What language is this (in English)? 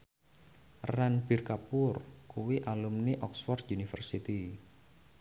Javanese